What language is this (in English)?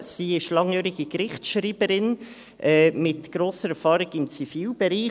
Swiss German